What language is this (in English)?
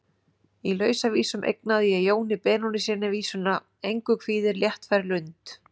Icelandic